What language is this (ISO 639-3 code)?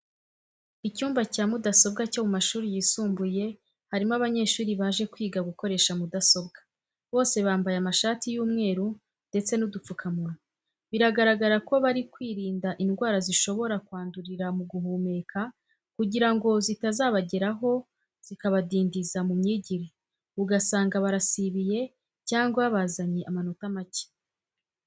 kin